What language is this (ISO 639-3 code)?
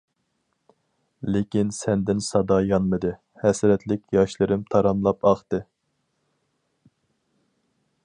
uig